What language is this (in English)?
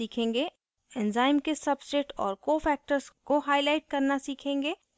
Hindi